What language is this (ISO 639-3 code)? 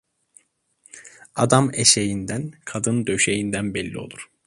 tur